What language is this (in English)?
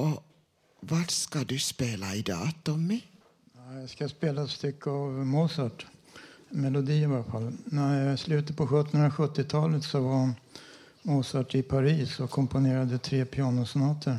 Swedish